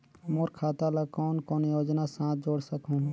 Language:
Chhattisgarhi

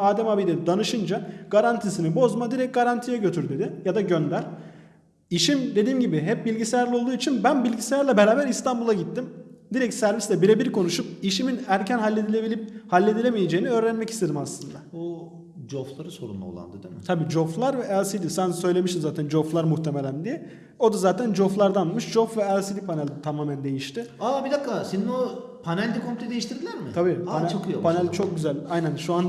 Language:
Turkish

